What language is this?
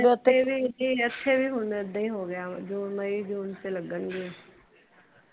Punjabi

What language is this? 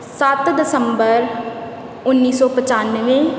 Punjabi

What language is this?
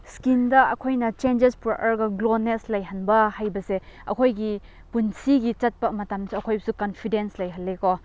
Manipuri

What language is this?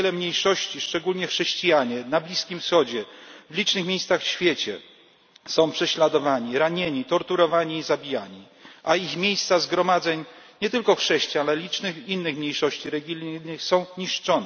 Polish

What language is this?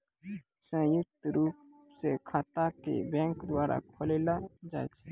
Maithili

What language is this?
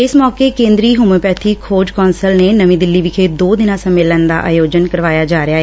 Punjabi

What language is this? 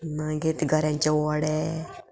Konkani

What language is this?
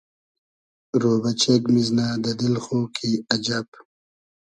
Hazaragi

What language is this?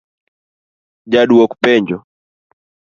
Luo (Kenya and Tanzania)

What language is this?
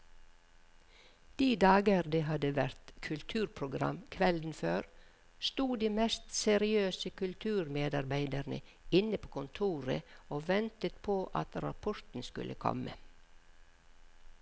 Norwegian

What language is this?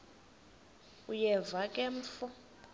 Xhosa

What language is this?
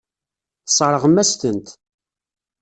Kabyle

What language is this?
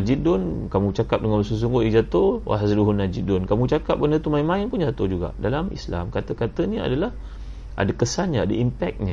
Malay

